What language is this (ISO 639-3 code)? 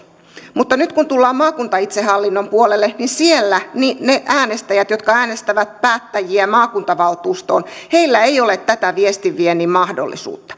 fin